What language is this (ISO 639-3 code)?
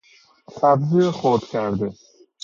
fas